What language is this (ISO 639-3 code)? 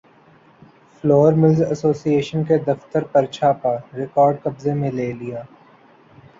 urd